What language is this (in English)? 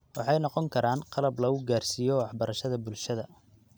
Somali